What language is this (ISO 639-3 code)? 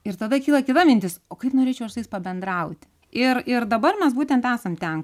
lit